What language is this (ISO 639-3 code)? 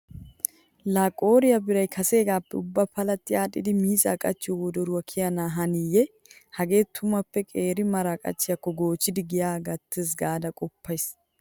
wal